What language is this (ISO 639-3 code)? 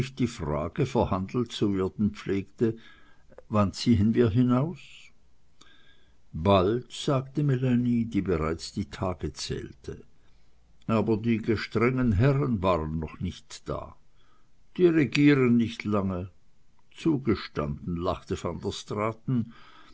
deu